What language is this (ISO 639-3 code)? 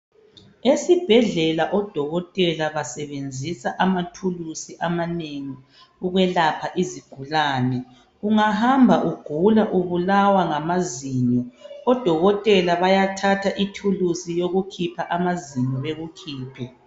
nde